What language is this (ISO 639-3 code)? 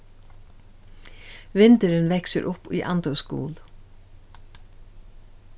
fao